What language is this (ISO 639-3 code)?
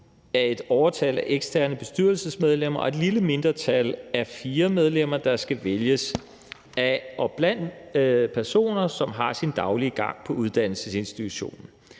dan